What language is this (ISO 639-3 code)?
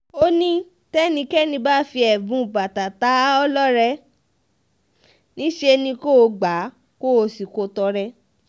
yor